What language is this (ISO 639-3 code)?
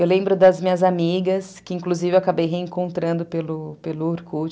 por